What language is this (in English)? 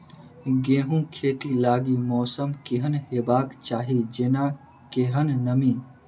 Maithili